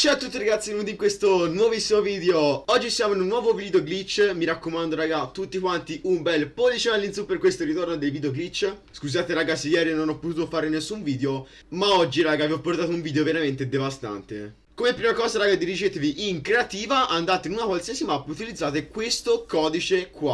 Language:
Italian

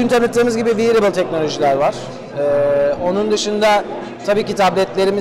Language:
Turkish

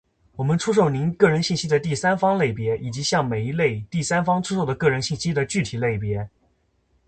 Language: Chinese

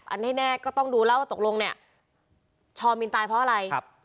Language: Thai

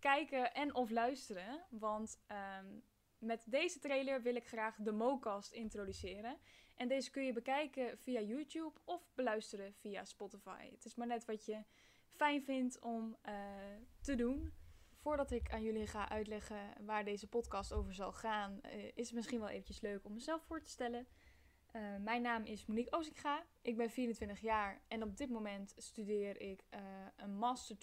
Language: Dutch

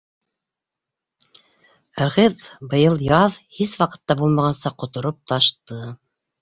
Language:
Bashkir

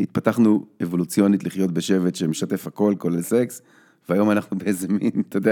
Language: Hebrew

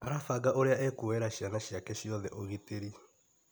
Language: Kikuyu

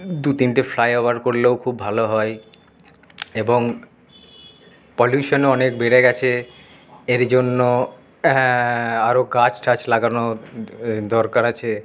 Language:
Bangla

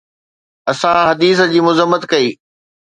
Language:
Sindhi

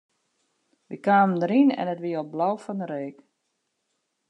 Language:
Western Frisian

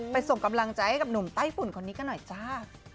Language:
Thai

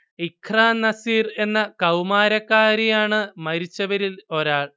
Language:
Malayalam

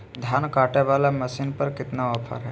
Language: Magahi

